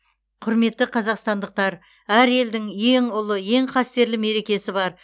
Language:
Kazakh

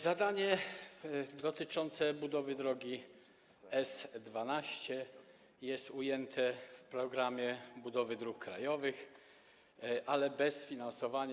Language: Polish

